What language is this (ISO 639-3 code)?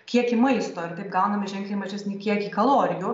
lit